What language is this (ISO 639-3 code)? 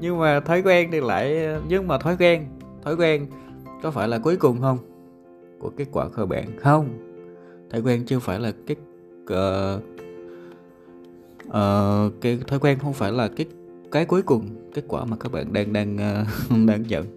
vie